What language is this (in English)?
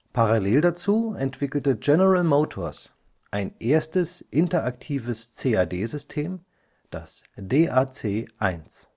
German